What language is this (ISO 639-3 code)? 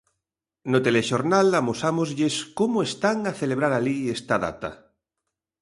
glg